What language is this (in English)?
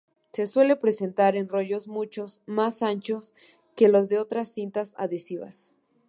Spanish